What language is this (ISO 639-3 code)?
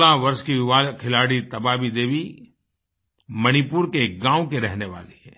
hin